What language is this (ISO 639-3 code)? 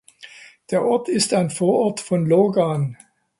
deu